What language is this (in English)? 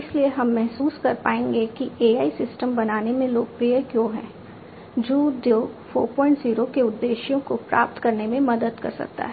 Hindi